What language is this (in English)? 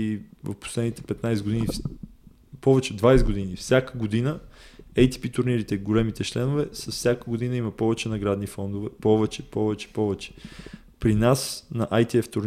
Bulgarian